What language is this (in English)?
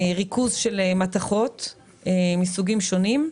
Hebrew